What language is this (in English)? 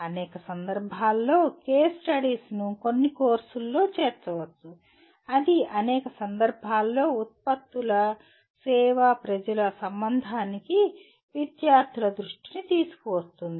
Telugu